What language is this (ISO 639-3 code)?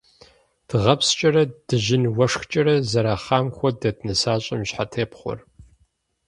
kbd